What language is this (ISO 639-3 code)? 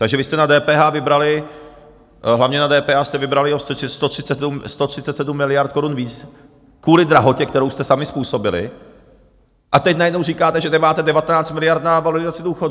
ces